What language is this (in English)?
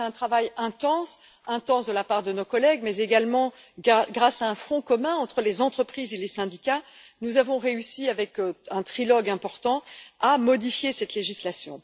French